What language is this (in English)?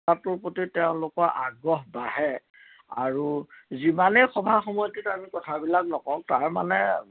Assamese